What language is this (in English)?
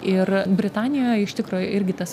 Lithuanian